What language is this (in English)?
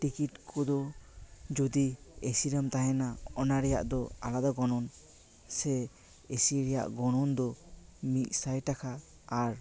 Santali